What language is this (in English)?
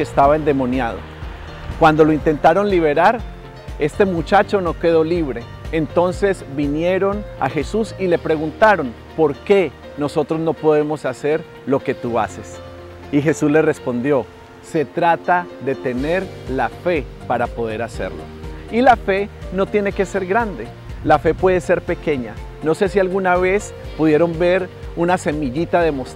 Spanish